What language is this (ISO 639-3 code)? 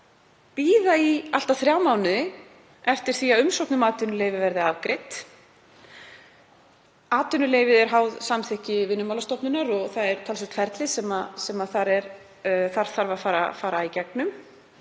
isl